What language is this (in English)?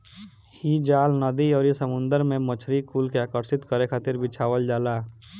Bhojpuri